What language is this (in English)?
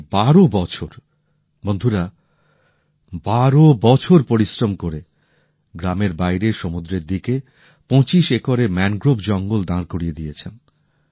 Bangla